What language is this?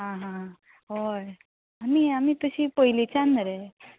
Konkani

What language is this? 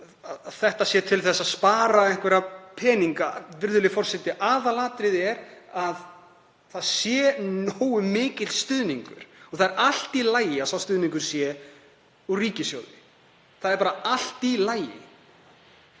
Icelandic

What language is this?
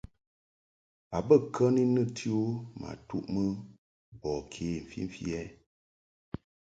Mungaka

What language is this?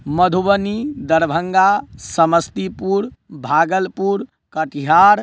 Maithili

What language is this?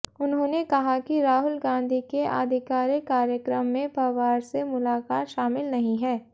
Hindi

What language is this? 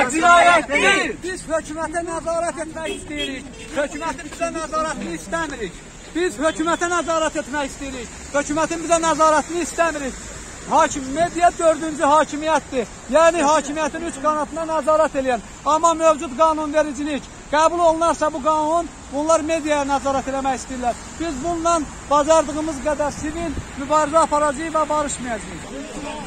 Turkish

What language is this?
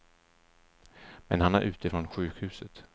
Swedish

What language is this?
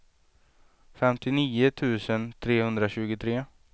Swedish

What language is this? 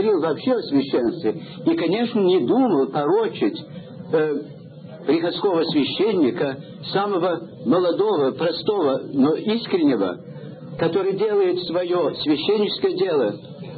Russian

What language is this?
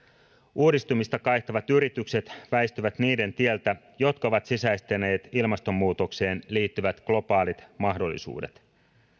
Finnish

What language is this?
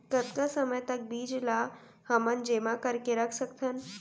Chhattisgarhi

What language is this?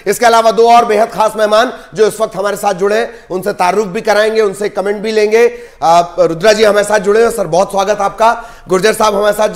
Hindi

